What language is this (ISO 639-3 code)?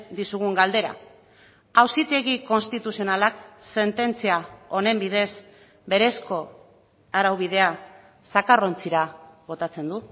eus